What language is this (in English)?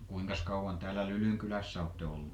Finnish